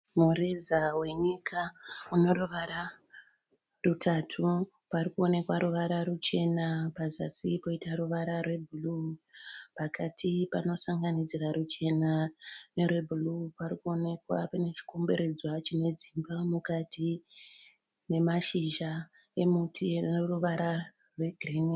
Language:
Shona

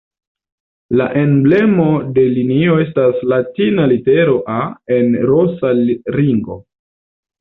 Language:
Esperanto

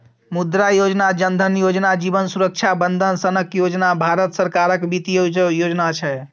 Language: Maithili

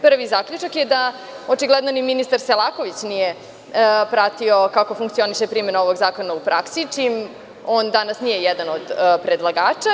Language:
Serbian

